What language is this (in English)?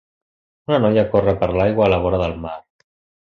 Catalan